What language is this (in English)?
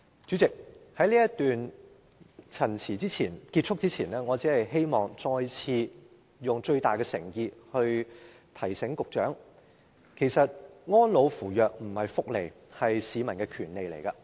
Cantonese